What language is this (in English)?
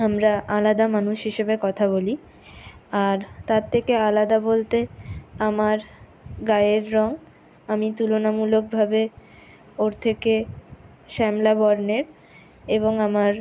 Bangla